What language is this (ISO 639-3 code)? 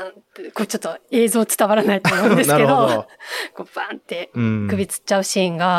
jpn